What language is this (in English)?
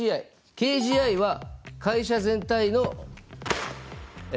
Japanese